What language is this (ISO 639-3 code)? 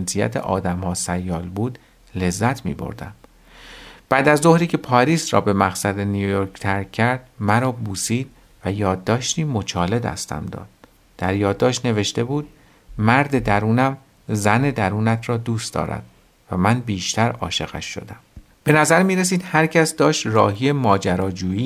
fas